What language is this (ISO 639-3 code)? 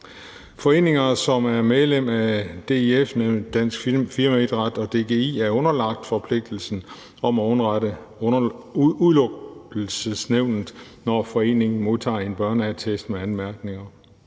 dan